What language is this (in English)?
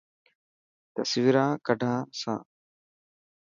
Dhatki